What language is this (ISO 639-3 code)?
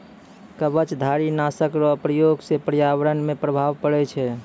mai